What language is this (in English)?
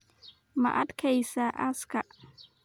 Somali